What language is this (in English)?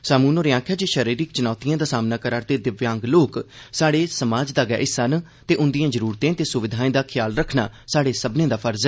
Dogri